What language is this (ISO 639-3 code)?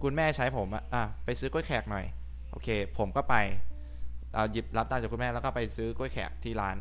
tha